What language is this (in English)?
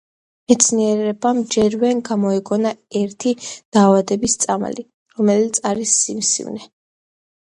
Georgian